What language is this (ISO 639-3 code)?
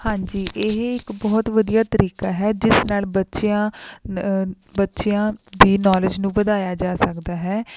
pan